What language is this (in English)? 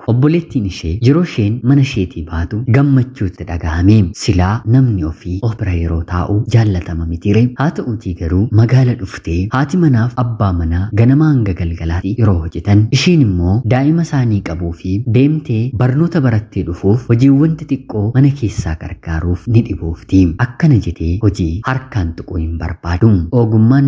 Arabic